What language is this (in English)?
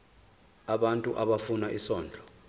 Zulu